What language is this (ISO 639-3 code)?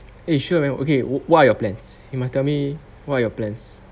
eng